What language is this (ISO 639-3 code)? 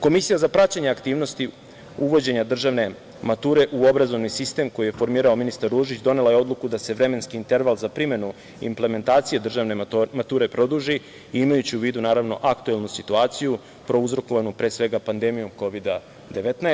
srp